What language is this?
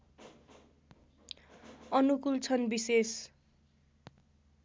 Nepali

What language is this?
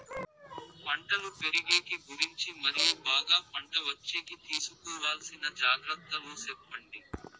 Telugu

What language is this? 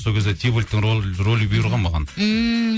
Kazakh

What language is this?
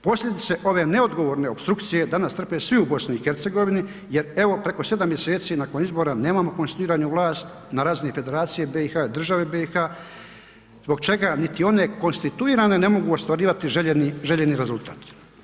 Croatian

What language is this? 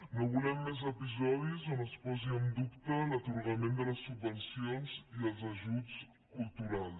Catalan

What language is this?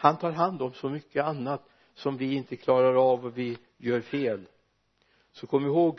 Swedish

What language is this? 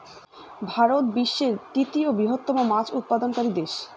Bangla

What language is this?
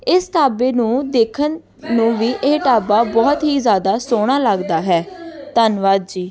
Punjabi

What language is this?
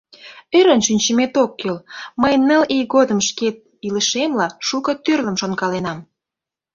Mari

